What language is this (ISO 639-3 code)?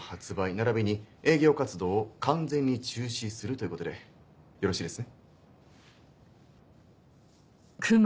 jpn